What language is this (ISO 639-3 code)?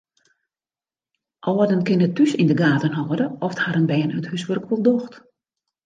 fry